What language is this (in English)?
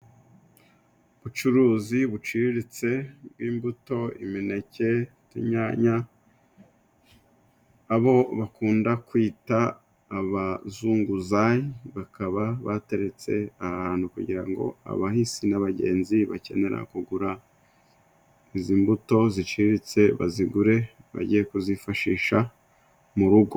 Kinyarwanda